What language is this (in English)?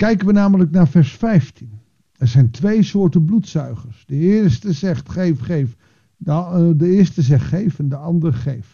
Dutch